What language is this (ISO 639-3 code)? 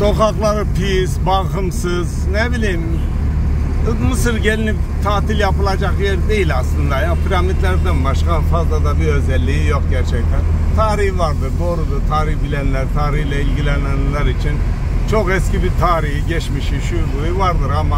tur